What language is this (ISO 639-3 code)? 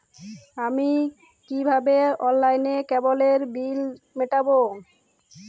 ben